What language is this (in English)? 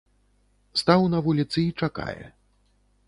Belarusian